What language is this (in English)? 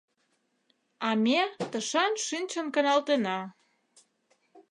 Mari